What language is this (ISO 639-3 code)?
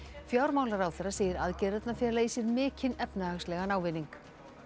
isl